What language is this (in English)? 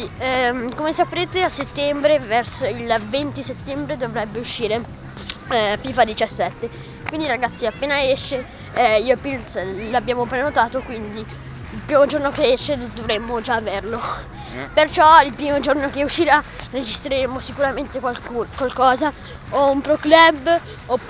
Italian